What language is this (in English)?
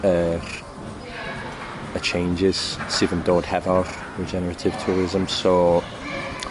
Welsh